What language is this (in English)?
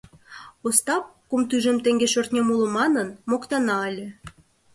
Mari